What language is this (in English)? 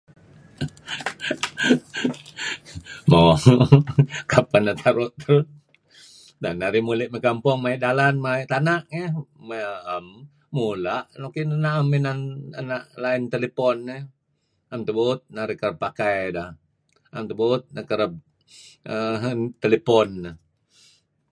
Kelabit